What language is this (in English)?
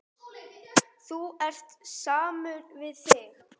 Icelandic